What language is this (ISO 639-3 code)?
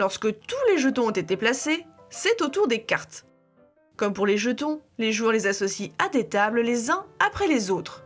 fra